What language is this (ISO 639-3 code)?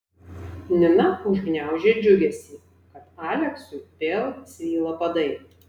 lit